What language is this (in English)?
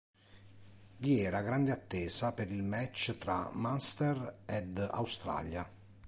Italian